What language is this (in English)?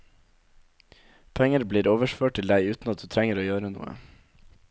Norwegian